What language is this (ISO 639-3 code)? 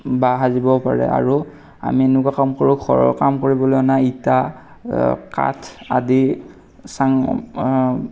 asm